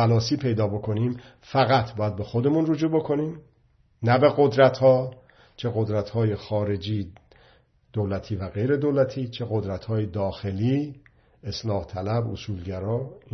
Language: Persian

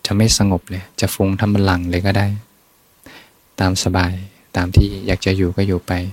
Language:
Thai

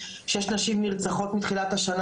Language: Hebrew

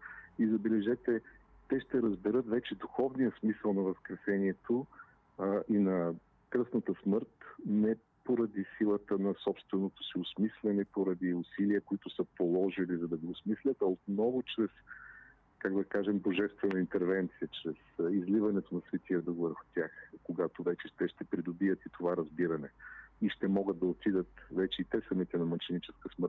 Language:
Bulgarian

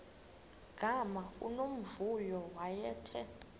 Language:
Xhosa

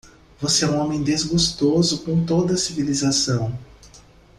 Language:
Portuguese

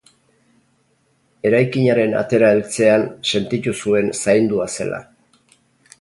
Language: Basque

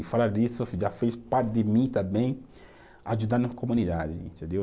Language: Portuguese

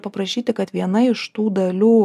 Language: Lithuanian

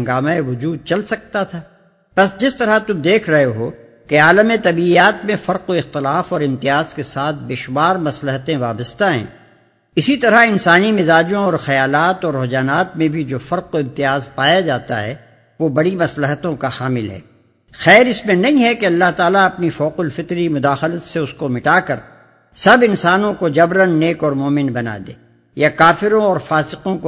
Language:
Urdu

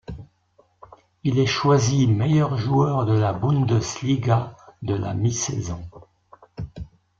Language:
French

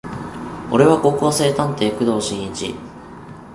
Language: Japanese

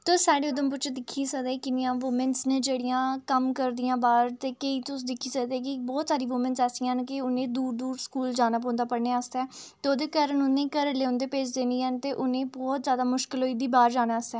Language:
Dogri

